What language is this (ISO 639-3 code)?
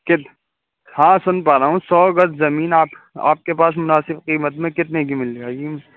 urd